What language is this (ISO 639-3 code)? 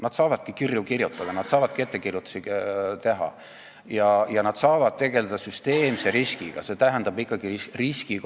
est